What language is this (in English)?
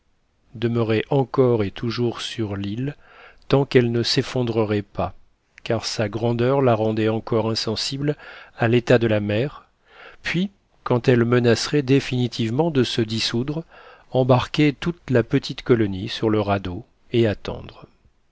French